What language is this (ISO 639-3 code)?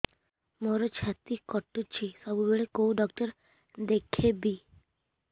ori